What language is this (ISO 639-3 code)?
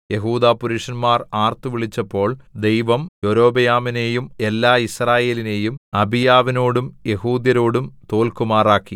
mal